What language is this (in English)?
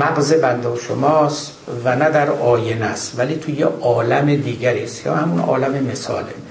Persian